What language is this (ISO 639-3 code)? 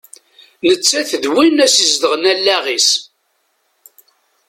kab